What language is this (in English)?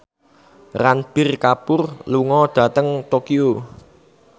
Javanese